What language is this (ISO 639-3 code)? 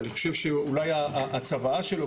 heb